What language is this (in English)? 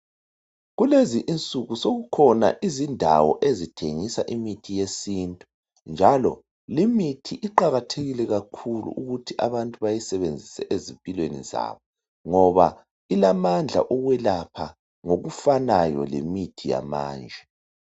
North Ndebele